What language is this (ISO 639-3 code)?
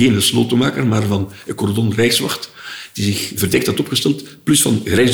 nld